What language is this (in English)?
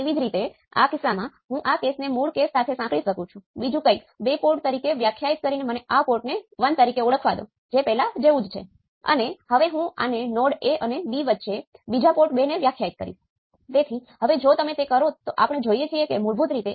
Gujarati